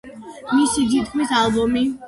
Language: Georgian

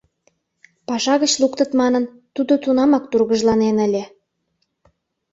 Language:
Mari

